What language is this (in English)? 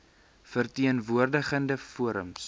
Afrikaans